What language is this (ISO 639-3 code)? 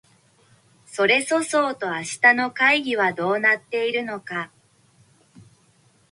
jpn